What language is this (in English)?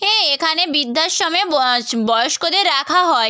Bangla